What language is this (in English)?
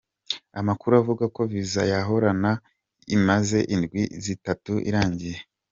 Kinyarwanda